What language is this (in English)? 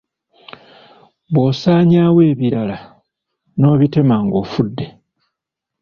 Ganda